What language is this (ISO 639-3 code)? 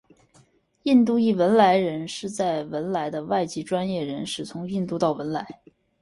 zho